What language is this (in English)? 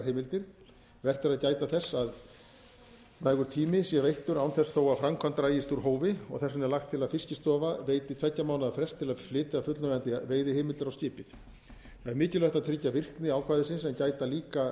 Icelandic